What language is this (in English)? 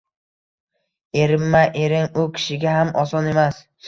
Uzbek